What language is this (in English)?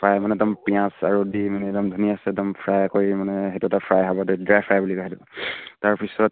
Assamese